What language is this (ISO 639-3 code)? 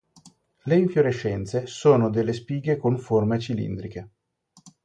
ita